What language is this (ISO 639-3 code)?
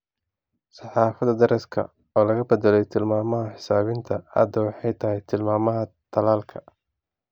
som